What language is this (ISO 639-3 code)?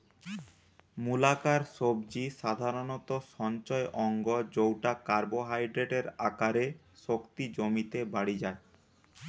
ben